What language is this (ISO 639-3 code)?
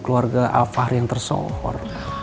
ind